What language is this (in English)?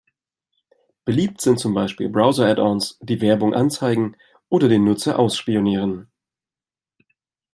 German